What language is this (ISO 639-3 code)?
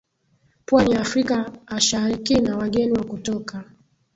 swa